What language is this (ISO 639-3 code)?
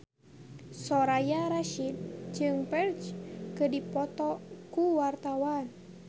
sun